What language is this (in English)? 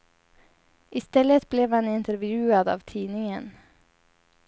Swedish